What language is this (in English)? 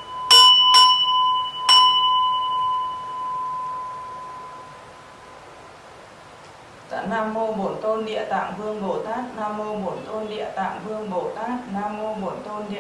Vietnamese